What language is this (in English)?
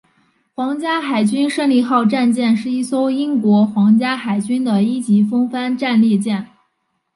Chinese